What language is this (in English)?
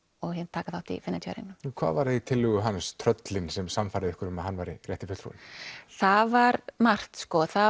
Icelandic